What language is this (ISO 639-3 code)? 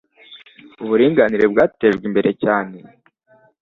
kin